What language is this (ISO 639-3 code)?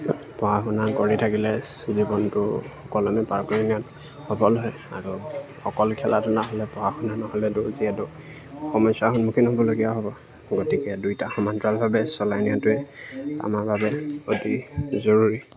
asm